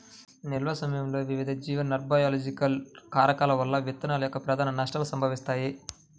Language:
Telugu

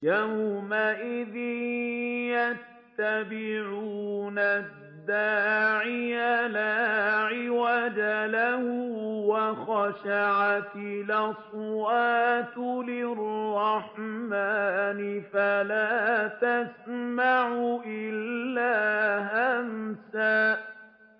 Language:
Arabic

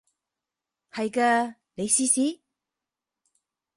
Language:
Cantonese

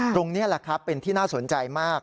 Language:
Thai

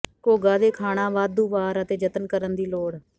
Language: Punjabi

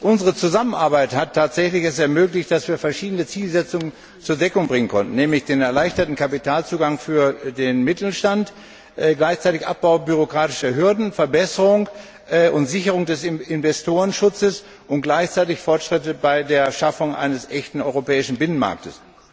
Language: German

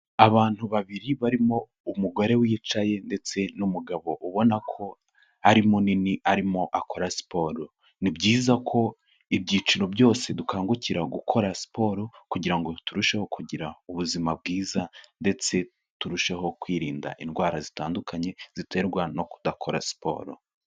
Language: Kinyarwanda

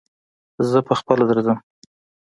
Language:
Pashto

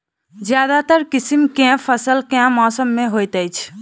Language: Maithili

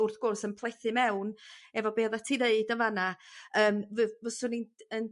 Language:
Welsh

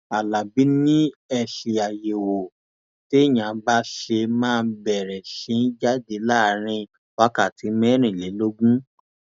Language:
Yoruba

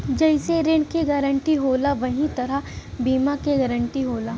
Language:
Bhojpuri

